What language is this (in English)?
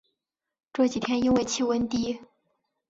Chinese